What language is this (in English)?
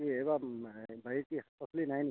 Assamese